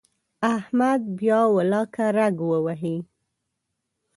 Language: Pashto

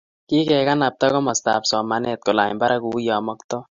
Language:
Kalenjin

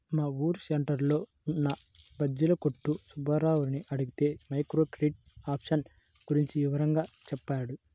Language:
Telugu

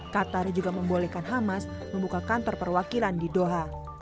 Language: Indonesian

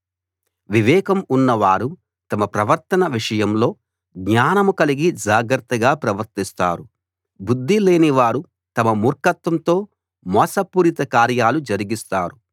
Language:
Telugu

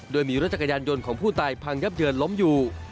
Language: Thai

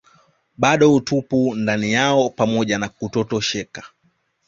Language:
Swahili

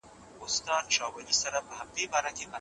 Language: Pashto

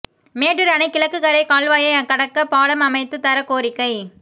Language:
Tamil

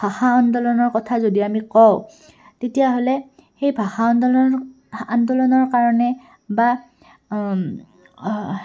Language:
Assamese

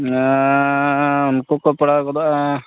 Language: Santali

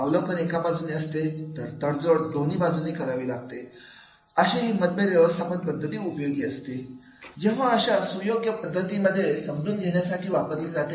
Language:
Marathi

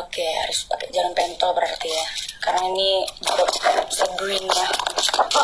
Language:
Indonesian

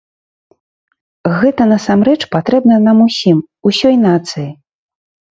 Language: Belarusian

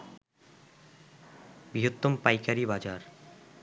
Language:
Bangla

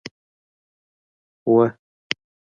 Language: Pashto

